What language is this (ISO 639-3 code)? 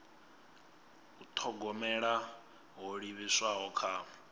ven